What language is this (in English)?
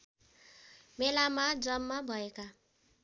Nepali